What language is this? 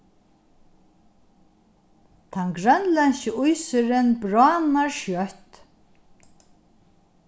Faroese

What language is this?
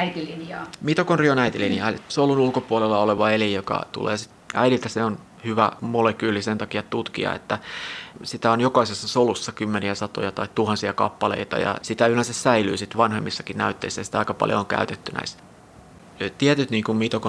Finnish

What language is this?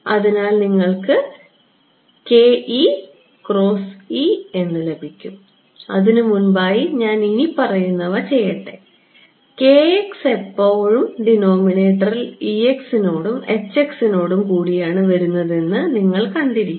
Malayalam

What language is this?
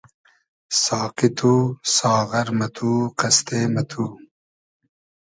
Hazaragi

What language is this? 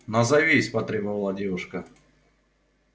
Russian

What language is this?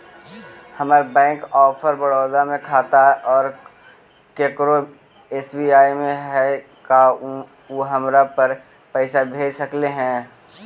Magahi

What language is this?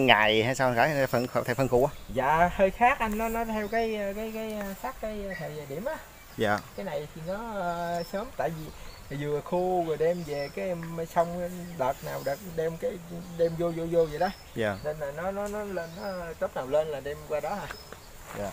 Vietnamese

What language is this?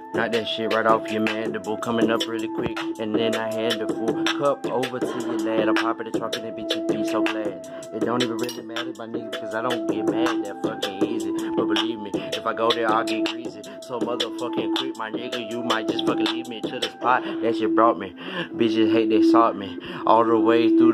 English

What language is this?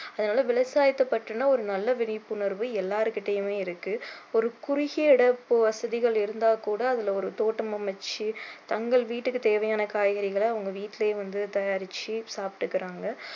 Tamil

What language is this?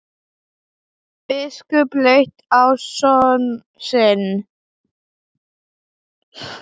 Icelandic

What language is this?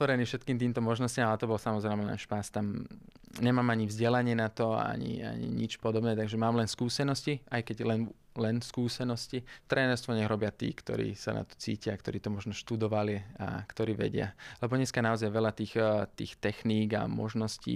Slovak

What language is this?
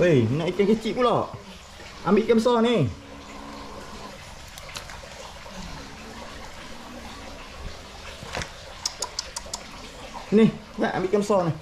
Malay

